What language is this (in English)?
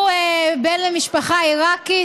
Hebrew